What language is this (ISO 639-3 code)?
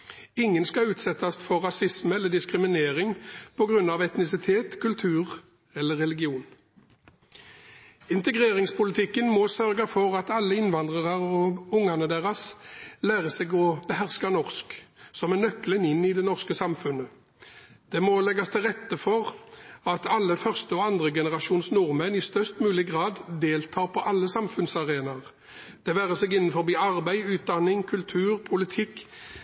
nob